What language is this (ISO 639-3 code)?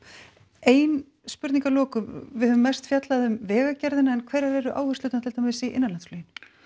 isl